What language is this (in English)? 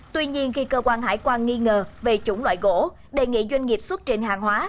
Vietnamese